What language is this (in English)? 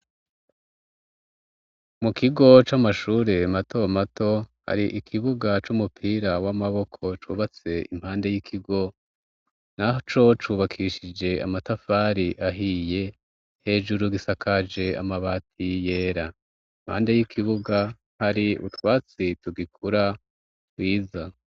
Rundi